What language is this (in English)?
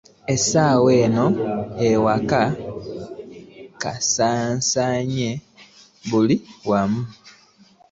Ganda